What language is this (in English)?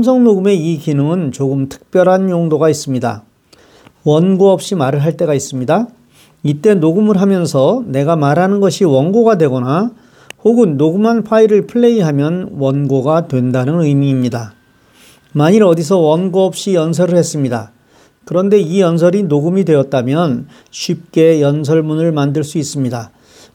Korean